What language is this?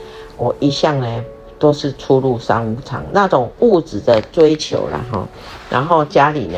Chinese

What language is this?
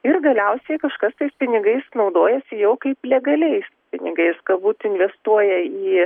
Lithuanian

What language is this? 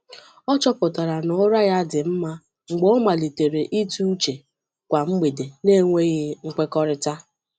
Igbo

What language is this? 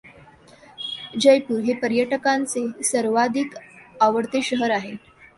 Marathi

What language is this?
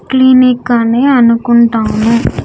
Telugu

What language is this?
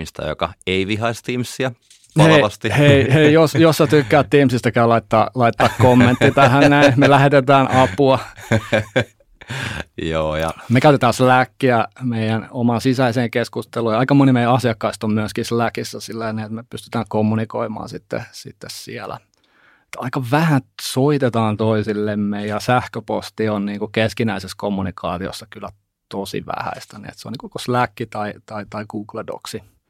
Finnish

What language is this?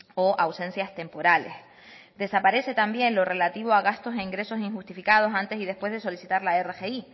Spanish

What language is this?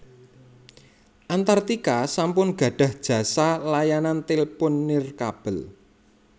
Javanese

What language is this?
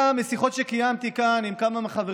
Hebrew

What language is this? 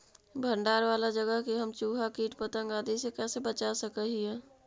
Magahi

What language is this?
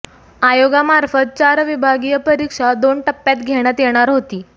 Marathi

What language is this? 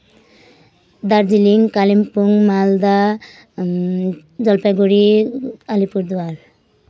Nepali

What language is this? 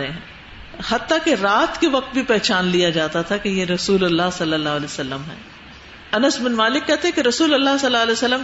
Urdu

